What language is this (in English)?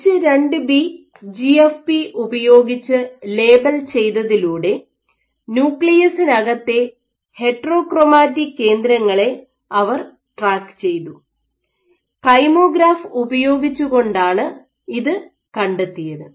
Malayalam